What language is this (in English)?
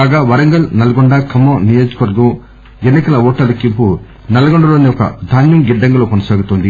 Telugu